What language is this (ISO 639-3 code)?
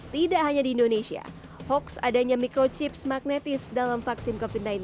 ind